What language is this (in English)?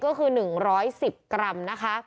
Thai